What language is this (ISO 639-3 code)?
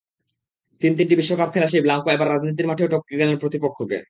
ben